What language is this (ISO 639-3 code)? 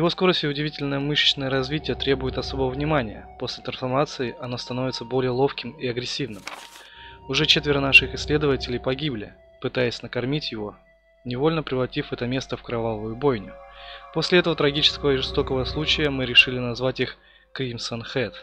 rus